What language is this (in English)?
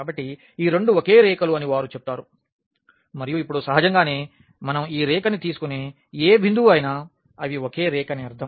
Telugu